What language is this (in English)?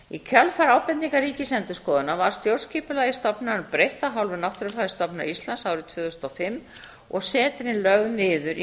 Icelandic